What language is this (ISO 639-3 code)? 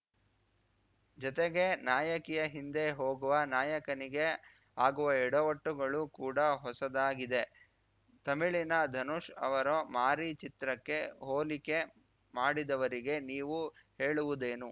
kan